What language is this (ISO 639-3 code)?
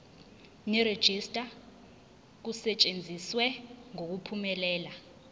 zul